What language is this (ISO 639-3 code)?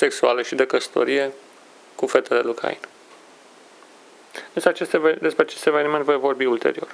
ron